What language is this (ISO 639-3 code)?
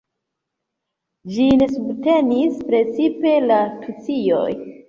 epo